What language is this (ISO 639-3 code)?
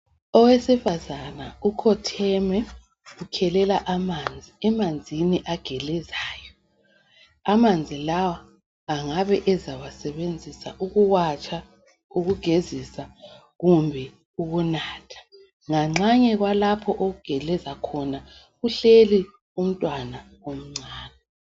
nde